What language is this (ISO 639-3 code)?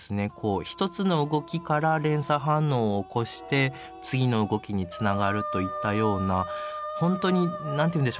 jpn